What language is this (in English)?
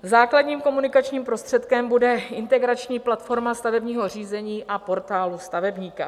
Czech